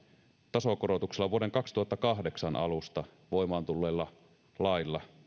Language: Finnish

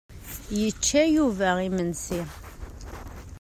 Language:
Kabyle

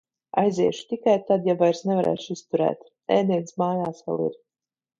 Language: Latvian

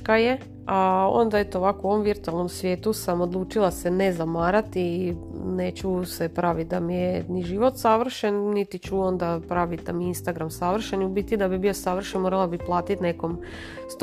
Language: Croatian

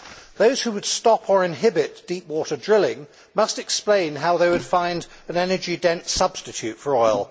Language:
English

